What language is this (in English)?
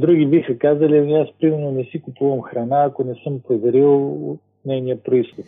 Bulgarian